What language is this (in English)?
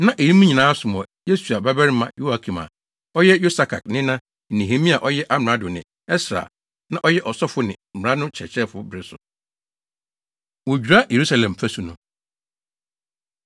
Akan